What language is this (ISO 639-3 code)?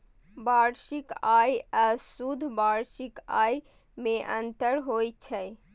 mai